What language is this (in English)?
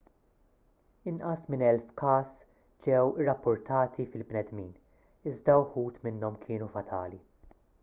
Maltese